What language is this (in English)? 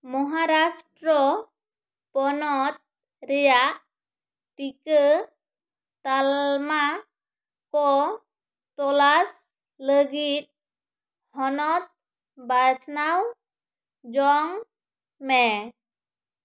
Santali